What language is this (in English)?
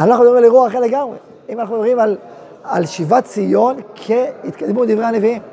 Hebrew